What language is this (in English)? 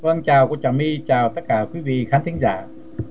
Vietnamese